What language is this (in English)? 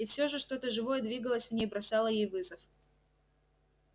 Russian